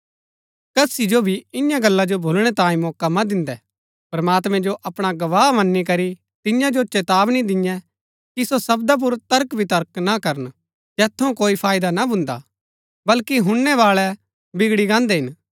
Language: Gaddi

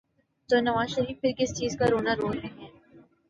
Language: Urdu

